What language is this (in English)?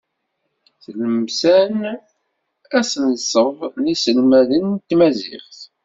Kabyle